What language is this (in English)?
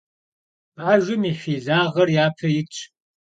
Kabardian